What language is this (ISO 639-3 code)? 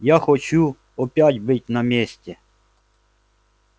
rus